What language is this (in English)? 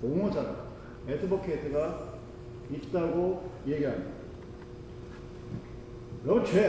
Korean